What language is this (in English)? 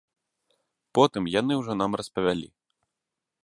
Belarusian